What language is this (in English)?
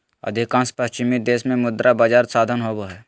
Magahi